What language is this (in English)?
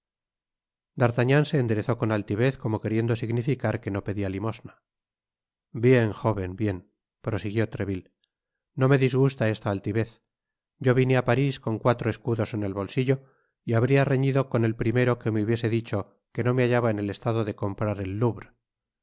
Spanish